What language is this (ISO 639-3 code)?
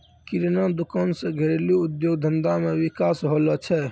mai